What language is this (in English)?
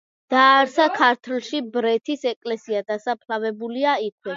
Georgian